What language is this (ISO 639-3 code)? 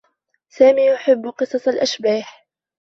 ara